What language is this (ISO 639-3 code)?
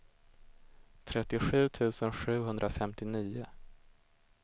swe